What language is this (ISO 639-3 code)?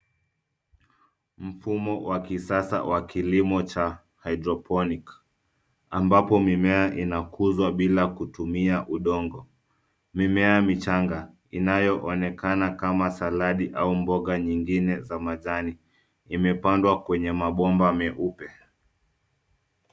swa